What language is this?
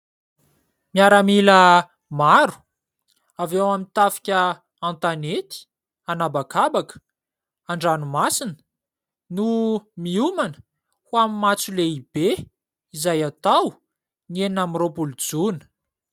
Malagasy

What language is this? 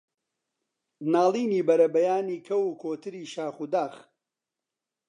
Central Kurdish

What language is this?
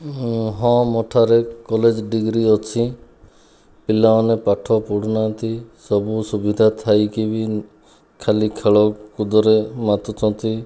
Odia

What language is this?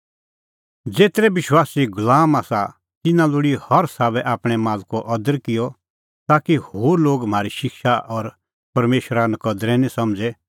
Kullu Pahari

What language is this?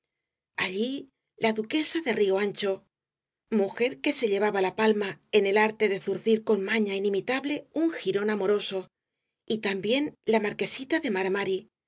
Spanish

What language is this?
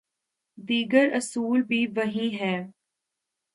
Urdu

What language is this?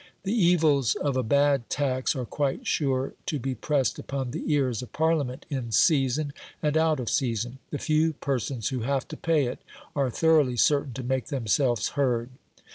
English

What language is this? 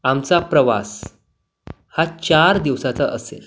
Marathi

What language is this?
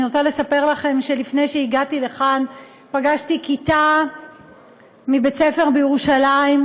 Hebrew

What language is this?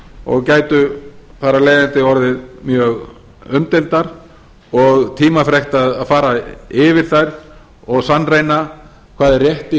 Icelandic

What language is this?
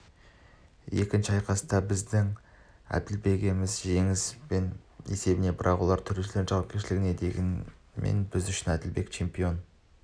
Kazakh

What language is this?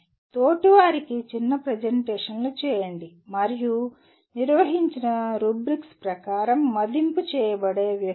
Telugu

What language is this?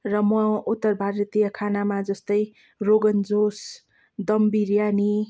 Nepali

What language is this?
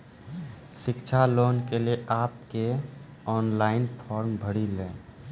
Maithili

